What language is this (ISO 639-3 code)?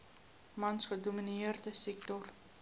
afr